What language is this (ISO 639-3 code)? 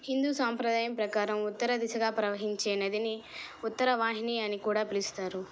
tel